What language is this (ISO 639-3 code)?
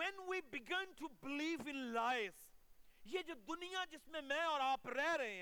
urd